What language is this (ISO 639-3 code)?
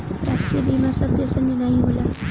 bho